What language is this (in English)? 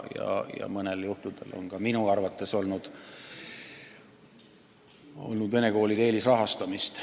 Estonian